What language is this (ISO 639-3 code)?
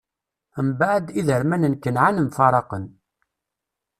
kab